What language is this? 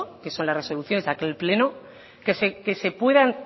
Spanish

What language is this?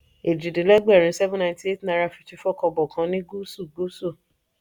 Yoruba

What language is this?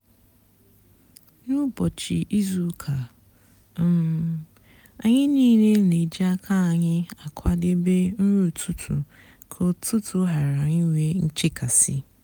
Igbo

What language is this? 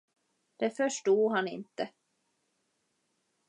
Swedish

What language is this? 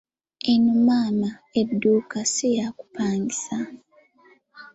Ganda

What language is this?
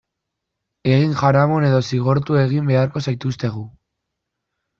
Basque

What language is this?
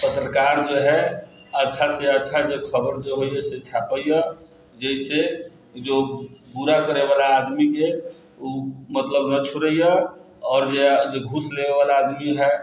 Maithili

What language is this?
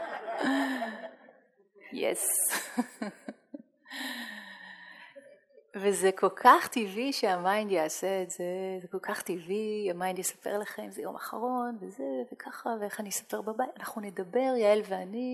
Hebrew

